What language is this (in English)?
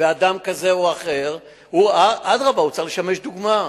Hebrew